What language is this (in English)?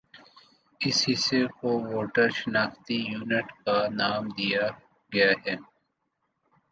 Urdu